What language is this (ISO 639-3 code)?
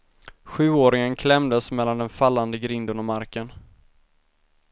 swe